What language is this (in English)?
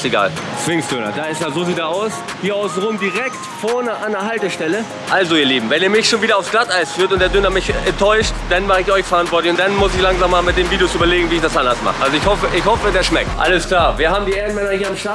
German